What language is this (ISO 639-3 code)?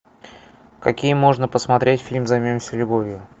rus